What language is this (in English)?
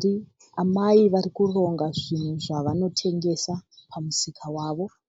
Shona